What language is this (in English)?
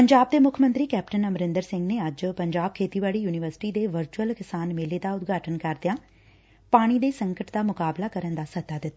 Punjabi